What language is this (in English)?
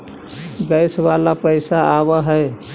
Magahi